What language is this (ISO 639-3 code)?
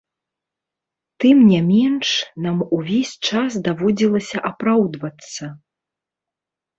bel